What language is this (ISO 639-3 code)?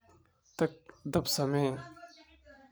som